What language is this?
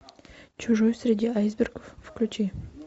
Russian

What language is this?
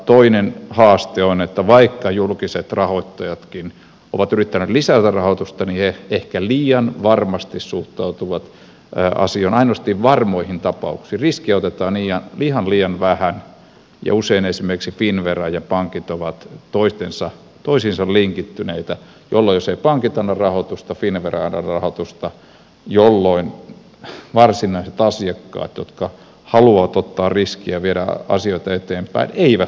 Finnish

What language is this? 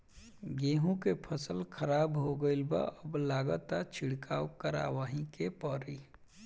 Bhojpuri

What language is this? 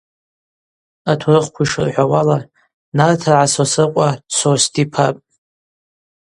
Abaza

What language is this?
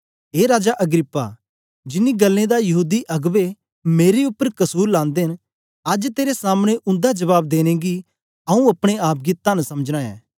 Dogri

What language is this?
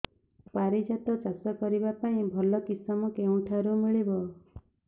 Odia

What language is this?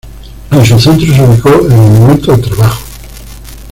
Spanish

